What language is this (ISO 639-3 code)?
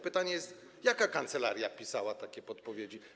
pol